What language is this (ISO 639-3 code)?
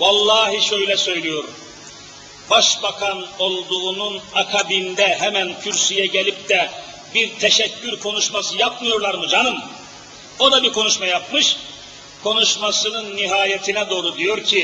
tur